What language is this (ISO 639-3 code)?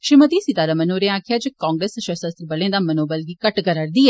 doi